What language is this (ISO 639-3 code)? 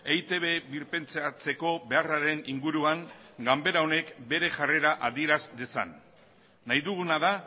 eus